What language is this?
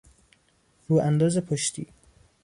Persian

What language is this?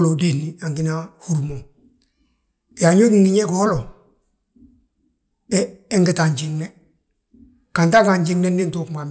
Balanta-Ganja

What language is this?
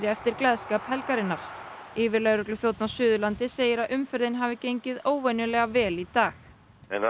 Icelandic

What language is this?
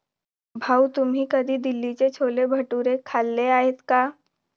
Marathi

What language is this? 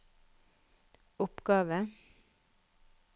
Norwegian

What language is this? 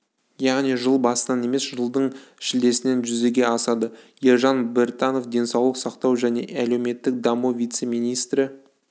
Kazakh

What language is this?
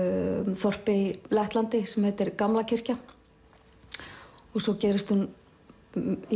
Icelandic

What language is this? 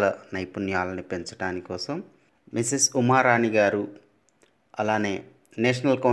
Telugu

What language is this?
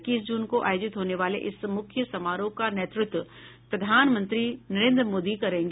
Hindi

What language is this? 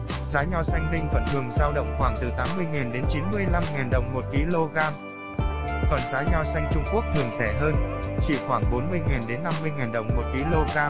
Vietnamese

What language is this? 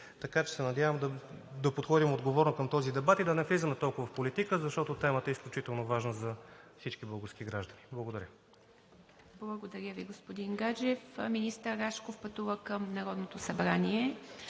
Bulgarian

